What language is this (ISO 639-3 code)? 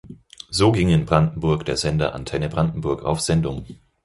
deu